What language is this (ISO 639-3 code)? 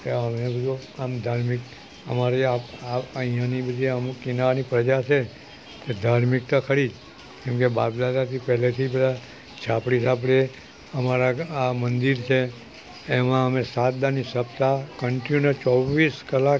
guj